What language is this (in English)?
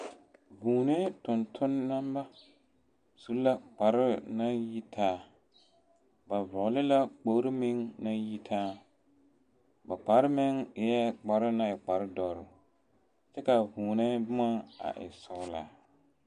Southern Dagaare